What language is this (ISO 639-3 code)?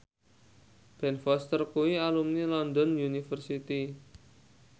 jav